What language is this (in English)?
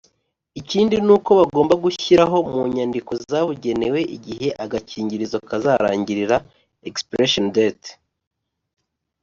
Kinyarwanda